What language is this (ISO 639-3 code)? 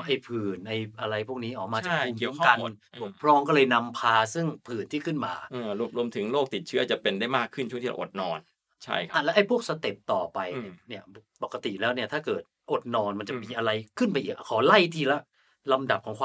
tha